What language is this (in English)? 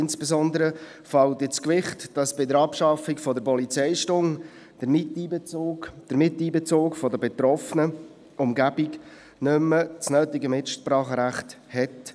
Swiss German